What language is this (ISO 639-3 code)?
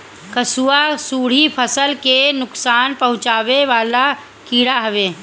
bho